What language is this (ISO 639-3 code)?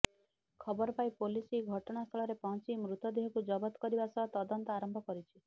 ori